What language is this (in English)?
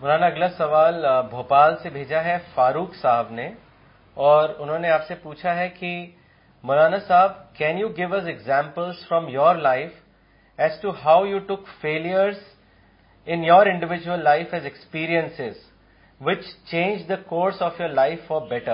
Urdu